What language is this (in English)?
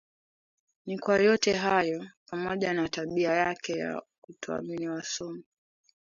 Swahili